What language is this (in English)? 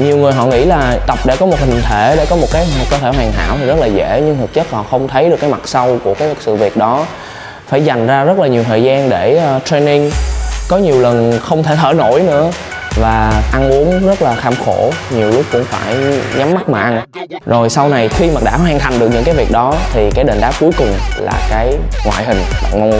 Vietnamese